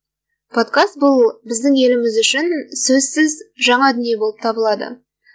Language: Kazakh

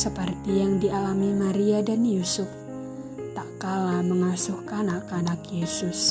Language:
Indonesian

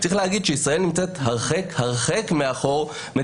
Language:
Hebrew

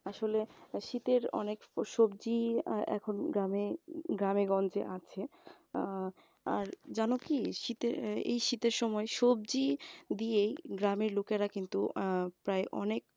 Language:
Bangla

